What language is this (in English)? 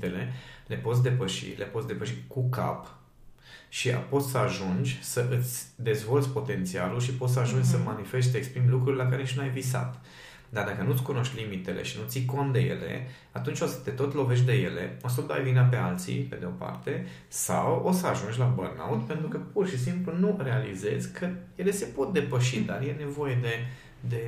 Romanian